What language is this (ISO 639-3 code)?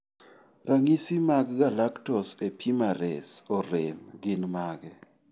luo